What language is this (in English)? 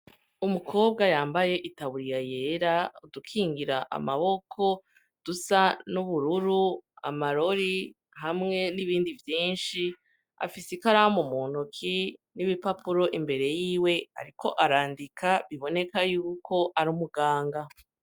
Rundi